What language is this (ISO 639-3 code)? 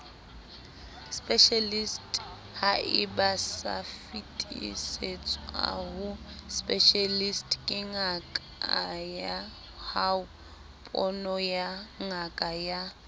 sot